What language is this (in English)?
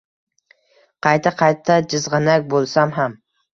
Uzbek